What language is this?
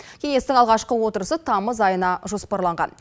Kazakh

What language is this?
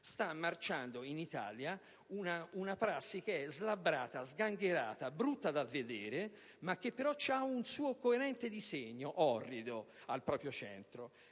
Italian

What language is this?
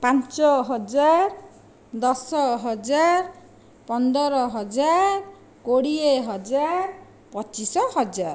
Odia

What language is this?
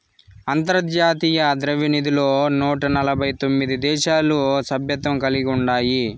Telugu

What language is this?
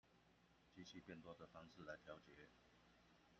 Chinese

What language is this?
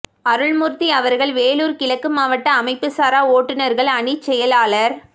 Tamil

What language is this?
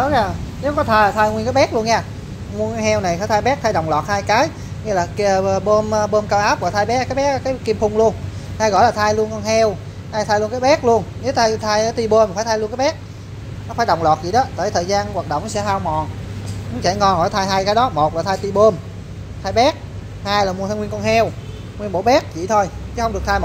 Vietnamese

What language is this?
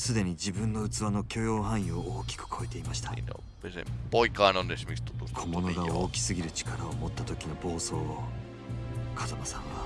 Japanese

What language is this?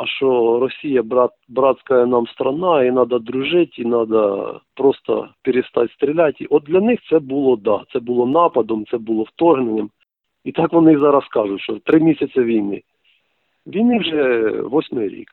Ukrainian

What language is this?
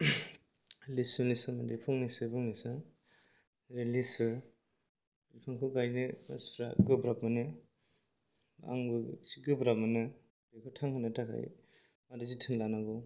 Bodo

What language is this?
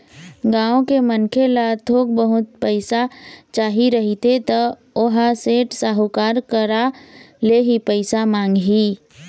Chhattisgarhi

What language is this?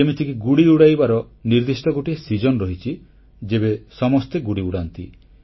Odia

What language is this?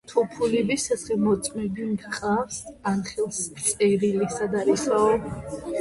Georgian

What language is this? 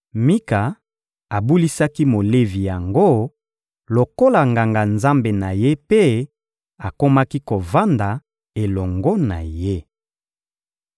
Lingala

